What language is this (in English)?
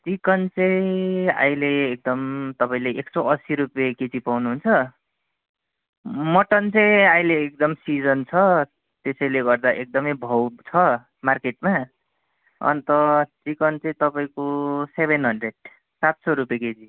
Nepali